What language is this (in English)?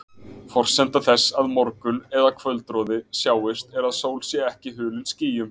Icelandic